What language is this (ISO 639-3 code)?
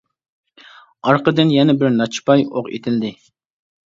uig